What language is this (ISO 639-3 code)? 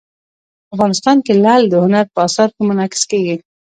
pus